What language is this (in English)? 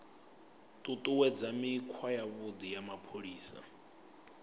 Venda